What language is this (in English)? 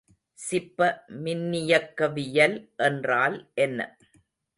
Tamil